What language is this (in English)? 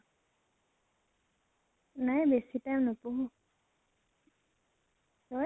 Assamese